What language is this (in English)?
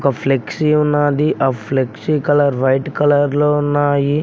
Telugu